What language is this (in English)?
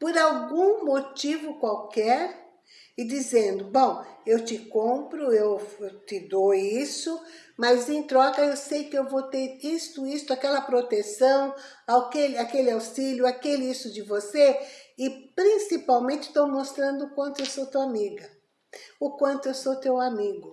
Portuguese